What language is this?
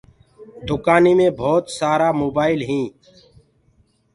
Gurgula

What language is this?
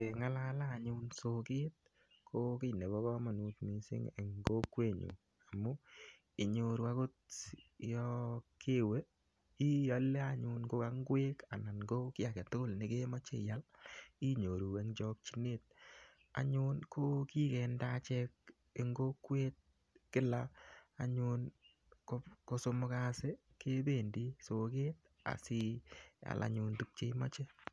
Kalenjin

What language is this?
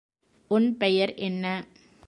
Tamil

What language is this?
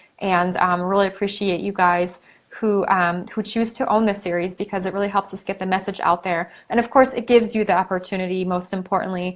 English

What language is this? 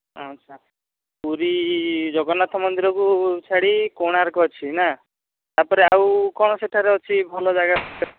Odia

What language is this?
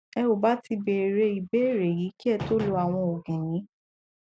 Yoruba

